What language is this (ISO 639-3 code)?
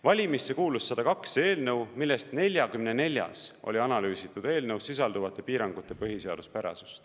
est